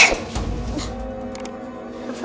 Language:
Indonesian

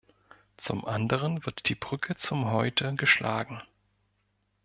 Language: German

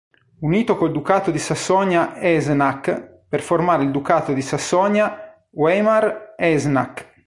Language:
Italian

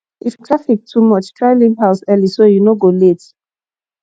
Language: Nigerian Pidgin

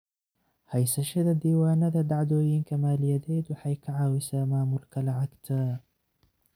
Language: Somali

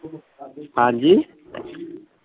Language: Punjabi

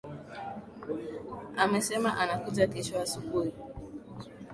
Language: Swahili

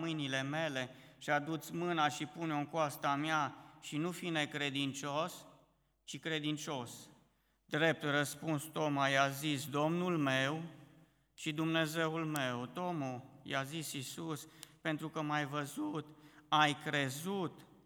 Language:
Romanian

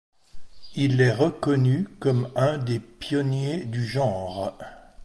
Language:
French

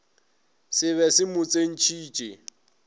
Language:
Northern Sotho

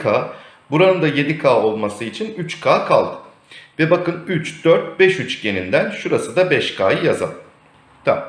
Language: Turkish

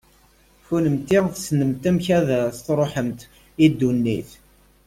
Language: Kabyle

